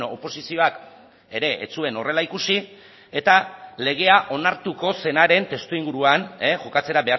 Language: Basque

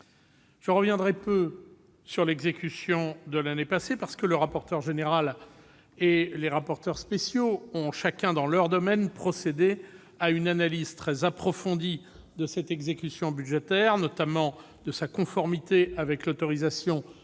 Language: French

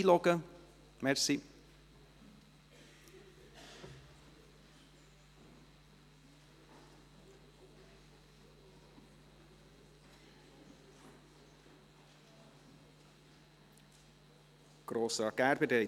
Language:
Swiss German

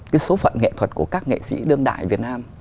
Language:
Vietnamese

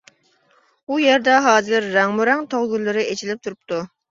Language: Uyghur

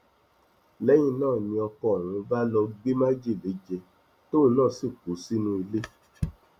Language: Yoruba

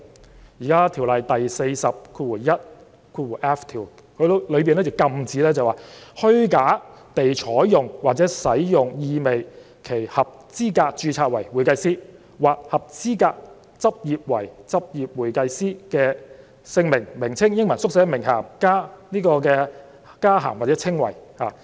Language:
Cantonese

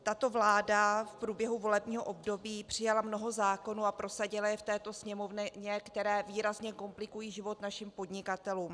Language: Czech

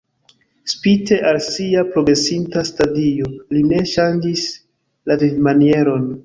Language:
Esperanto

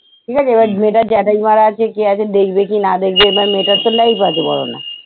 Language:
Bangla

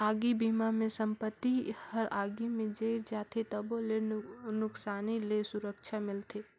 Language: Chhattisgarhi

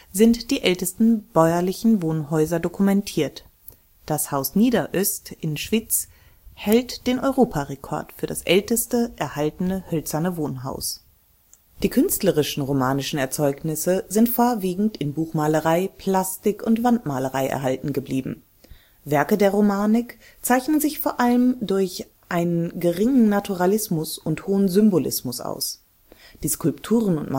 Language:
German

